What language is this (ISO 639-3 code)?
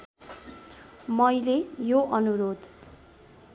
nep